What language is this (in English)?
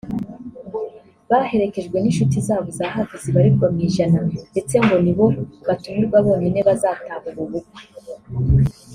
Kinyarwanda